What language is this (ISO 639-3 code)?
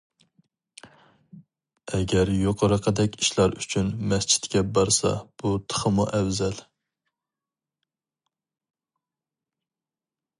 uig